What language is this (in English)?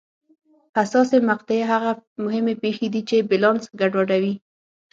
Pashto